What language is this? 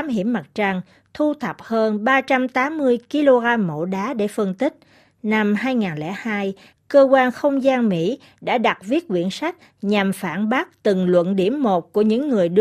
Vietnamese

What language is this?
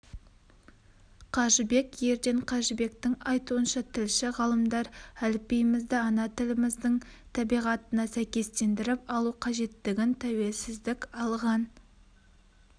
Kazakh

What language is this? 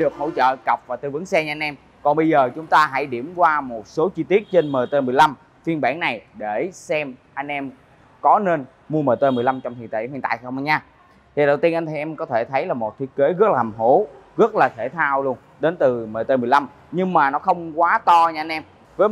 Vietnamese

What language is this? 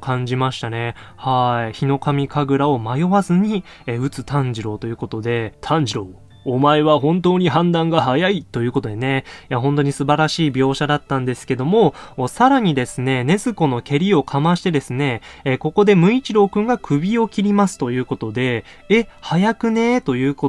Japanese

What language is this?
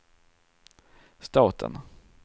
Swedish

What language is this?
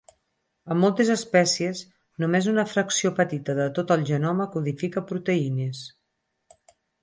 Catalan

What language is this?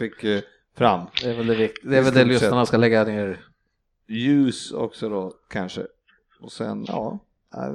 Swedish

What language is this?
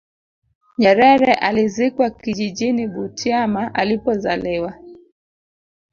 Swahili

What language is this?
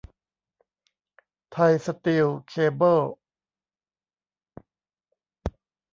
Thai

